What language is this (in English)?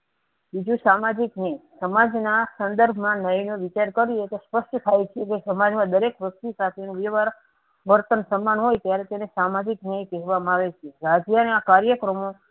Gujarati